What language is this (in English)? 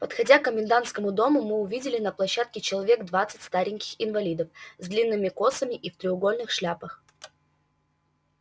Russian